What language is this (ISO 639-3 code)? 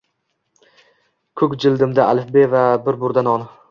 uzb